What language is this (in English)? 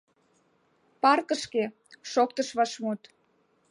Mari